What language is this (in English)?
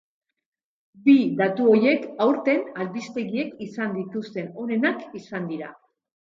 Basque